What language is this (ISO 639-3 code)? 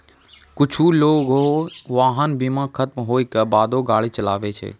mai